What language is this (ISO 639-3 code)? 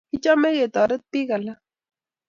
kln